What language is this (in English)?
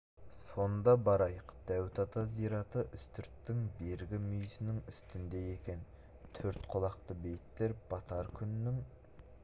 Kazakh